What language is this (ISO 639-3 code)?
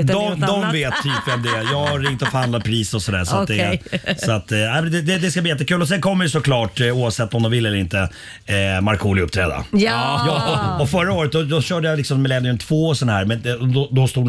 swe